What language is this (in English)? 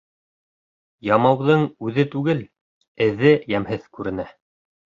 Bashkir